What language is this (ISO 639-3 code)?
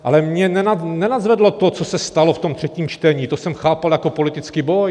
ces